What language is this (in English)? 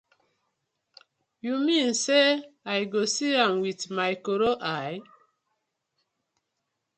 Nigerian Pidgin